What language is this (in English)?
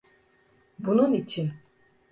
Turkish